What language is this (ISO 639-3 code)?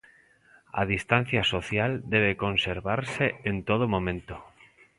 glg